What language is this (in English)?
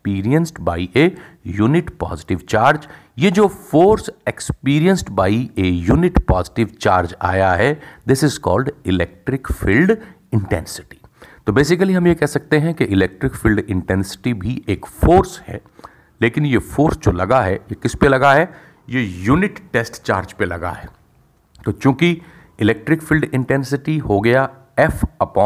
Hindi